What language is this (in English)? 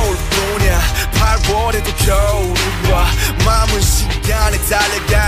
Korean